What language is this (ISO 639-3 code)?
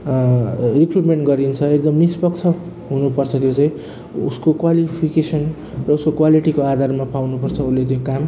nep